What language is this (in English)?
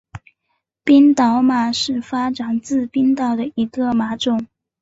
Chinese